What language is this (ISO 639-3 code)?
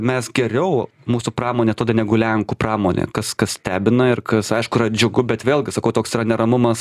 lit